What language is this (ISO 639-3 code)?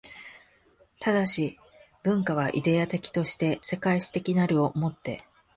jpn